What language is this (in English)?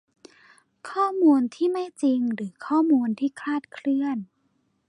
Thai